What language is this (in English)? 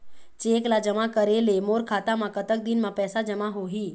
Chhattisgarhi